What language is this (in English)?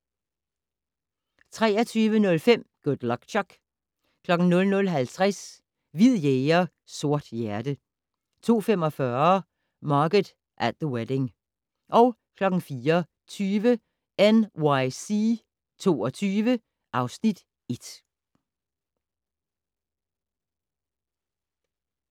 Danish